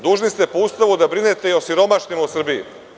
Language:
Serbian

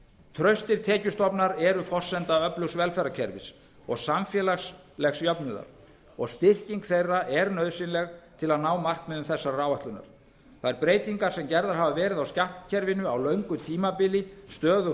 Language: Icelandic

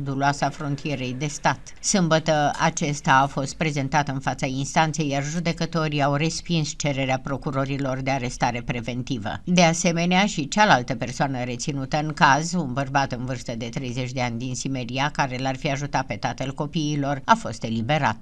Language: Romanian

